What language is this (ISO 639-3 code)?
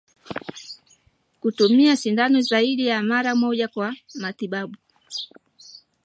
swa